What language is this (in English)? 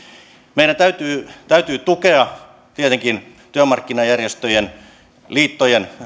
Finnish